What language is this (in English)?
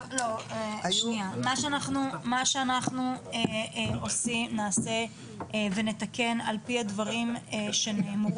Hebrew